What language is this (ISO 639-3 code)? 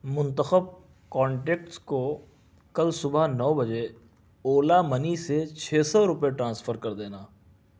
urd